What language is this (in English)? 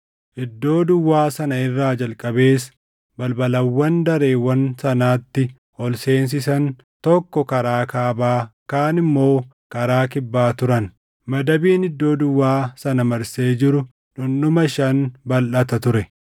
Oromo